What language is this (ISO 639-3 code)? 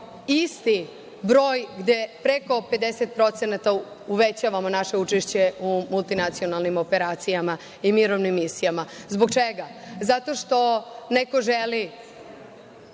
srp